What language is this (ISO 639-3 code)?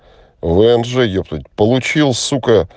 rus